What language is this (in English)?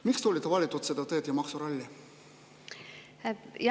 Estonian